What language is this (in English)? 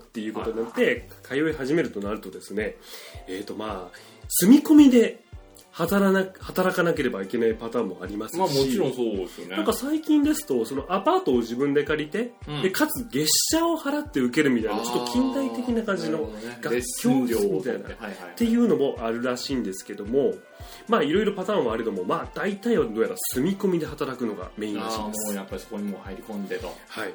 Japanese